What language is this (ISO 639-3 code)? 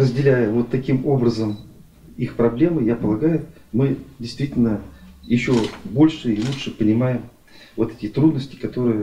rus